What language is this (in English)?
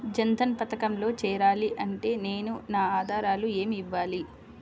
Telugu